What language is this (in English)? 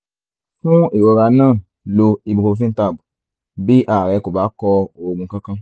Yoruba